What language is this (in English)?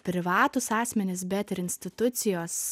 Lithuanian